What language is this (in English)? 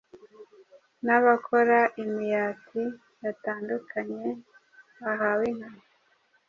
Kinyarwanda